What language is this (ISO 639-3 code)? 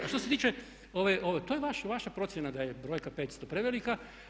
hrv